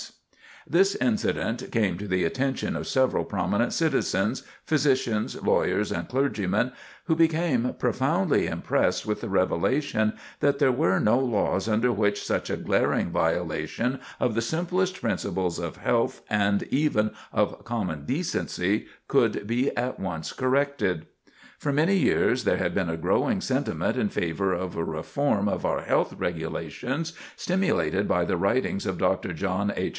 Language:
English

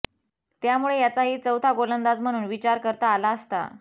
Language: Marathi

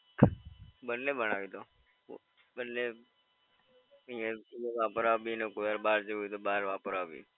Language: Gujarati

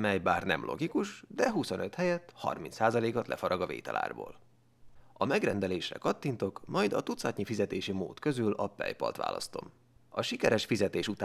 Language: Hungarian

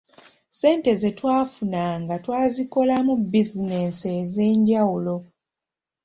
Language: Ganda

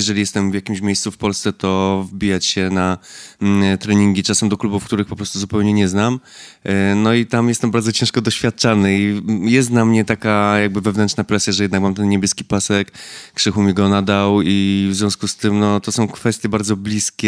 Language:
Polish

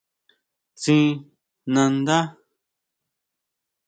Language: Huautla Mazatec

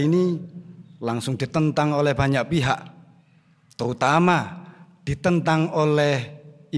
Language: Indonesian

